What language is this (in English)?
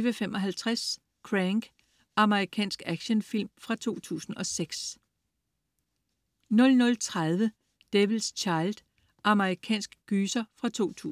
Danish